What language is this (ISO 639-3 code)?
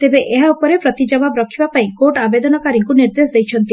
ori